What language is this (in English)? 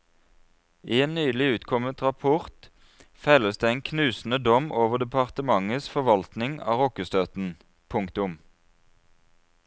Norwegian